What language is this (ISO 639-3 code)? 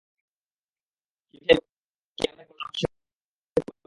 ben